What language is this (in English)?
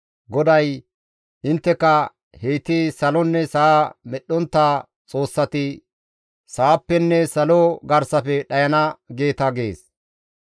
Gamo